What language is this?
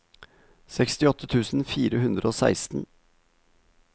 Norwegian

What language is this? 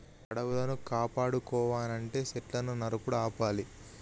Telugu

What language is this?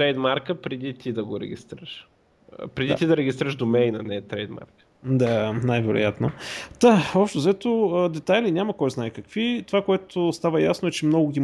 Bulgarian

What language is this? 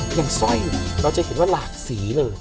Thai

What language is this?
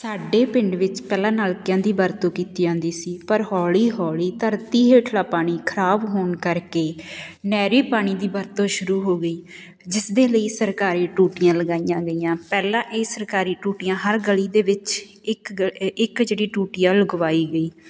Punjabi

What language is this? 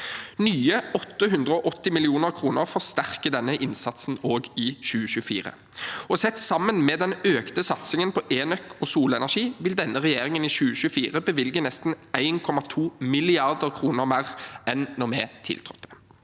Norwegian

